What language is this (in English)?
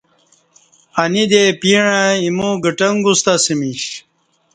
Kati